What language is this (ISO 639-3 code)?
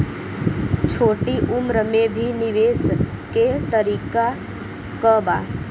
bho